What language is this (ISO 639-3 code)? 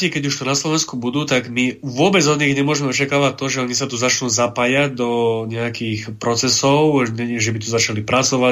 slk